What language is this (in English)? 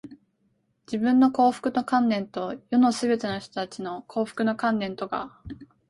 Japanese